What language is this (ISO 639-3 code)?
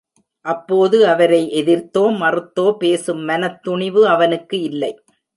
tam